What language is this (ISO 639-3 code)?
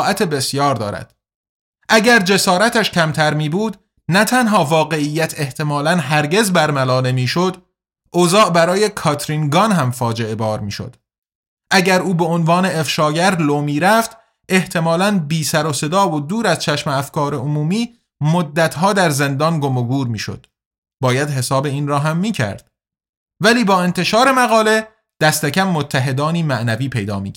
fas